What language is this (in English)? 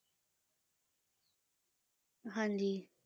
Punjabi